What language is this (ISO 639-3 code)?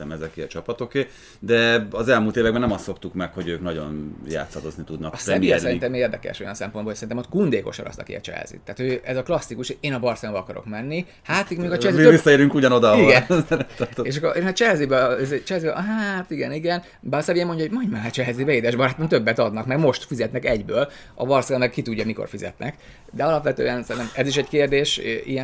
hun